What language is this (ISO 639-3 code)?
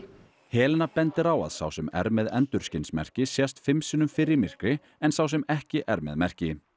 isl